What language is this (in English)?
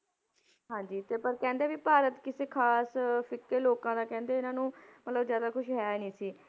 Punjabi